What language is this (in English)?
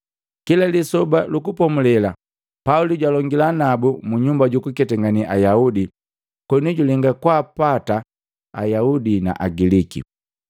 Matengo